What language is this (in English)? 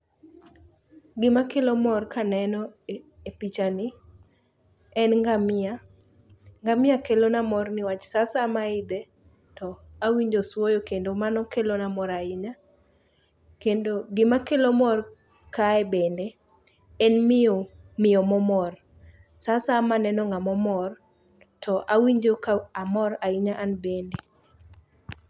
Luo (Kenya and Tanzania)